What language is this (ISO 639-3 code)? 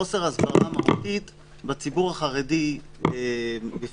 heb